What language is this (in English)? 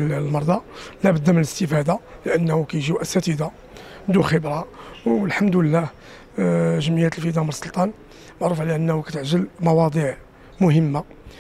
Arabic